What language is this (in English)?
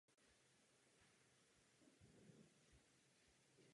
Czech